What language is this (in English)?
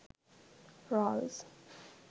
Sinhala